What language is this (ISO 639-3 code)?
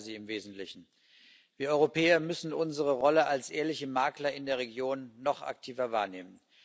deu